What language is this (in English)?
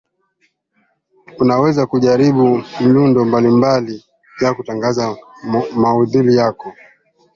Swahili